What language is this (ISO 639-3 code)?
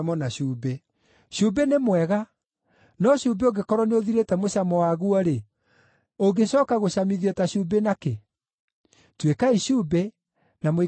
kik